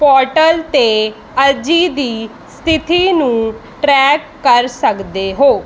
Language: Punjabi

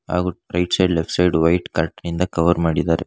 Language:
Kannada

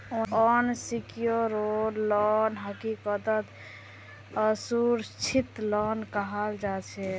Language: Magahi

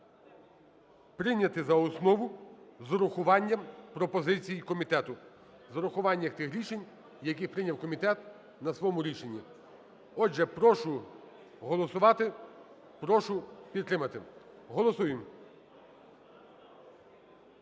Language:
Ukrainian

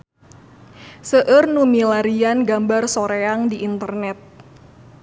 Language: Sundanese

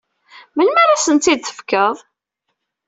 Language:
Kabyle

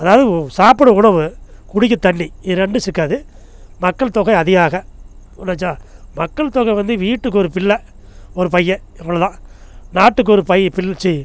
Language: Tamil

